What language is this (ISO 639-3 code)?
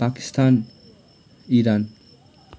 nep